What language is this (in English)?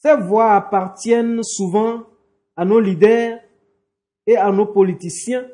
French